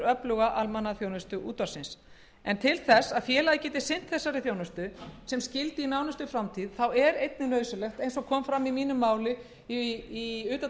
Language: Icelandic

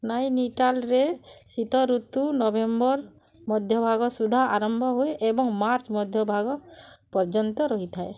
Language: Odia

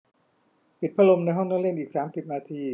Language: Thai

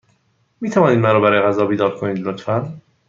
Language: Persian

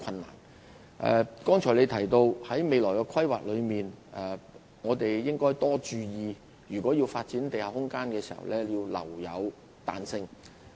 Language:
Cantonese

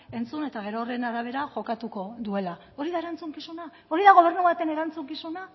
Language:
Basque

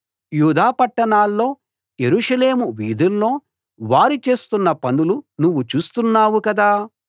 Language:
Telugu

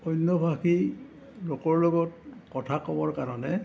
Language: Assamese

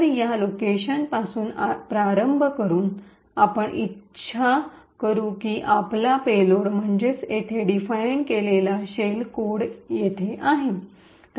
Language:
Marathi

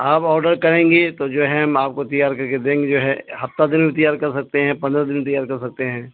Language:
Urdu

